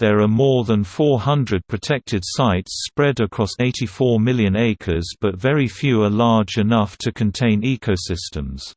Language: English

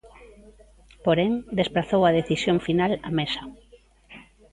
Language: Galician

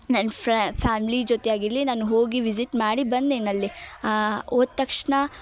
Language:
Kannada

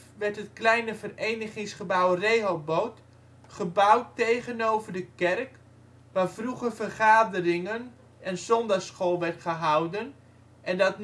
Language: Dutch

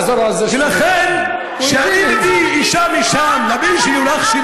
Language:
Hebrew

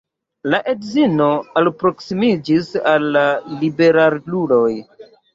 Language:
Esperanto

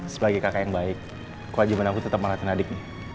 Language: Indonesian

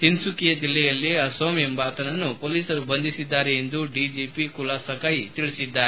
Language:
Kannada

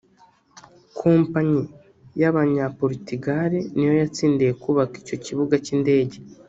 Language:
Kinyarwanda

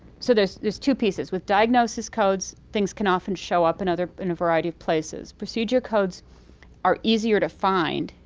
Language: English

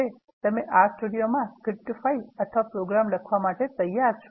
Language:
Gujarati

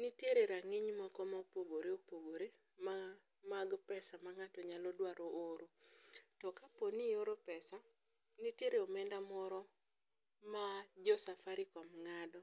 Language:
Luo (Kenya and Tanzania)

